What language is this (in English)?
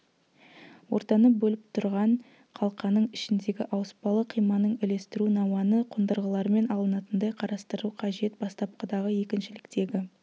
Kazakh